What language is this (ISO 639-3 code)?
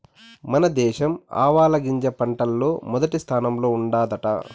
tel